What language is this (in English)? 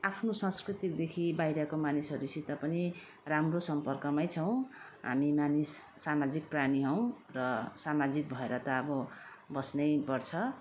Nepali